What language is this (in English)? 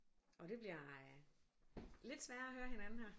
Danish